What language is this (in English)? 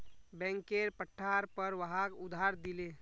Magahi